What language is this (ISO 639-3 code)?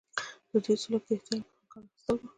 pus